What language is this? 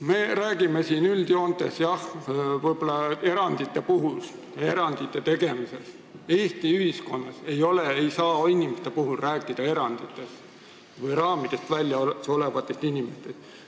Estonian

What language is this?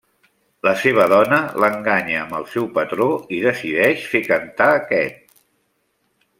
Catalan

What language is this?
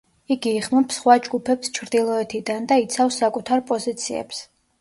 Georgian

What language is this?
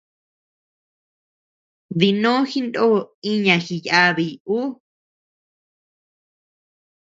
Tepeuxila Cuicatec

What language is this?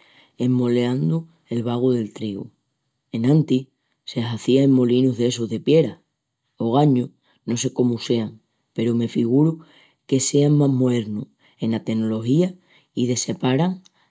Extremaduran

